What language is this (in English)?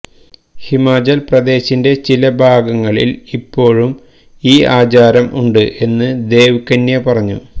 Malayalam